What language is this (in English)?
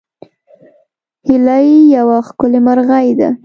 Pashto